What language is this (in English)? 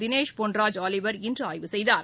Tamil